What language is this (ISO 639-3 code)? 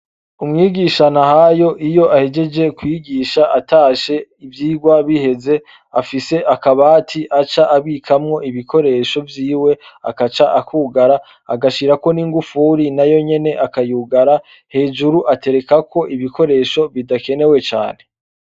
run